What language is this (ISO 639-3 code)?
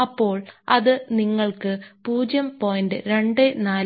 mal